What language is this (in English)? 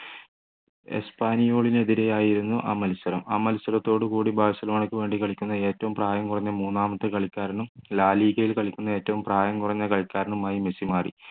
Malayalam